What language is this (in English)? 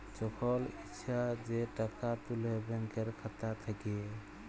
Bangla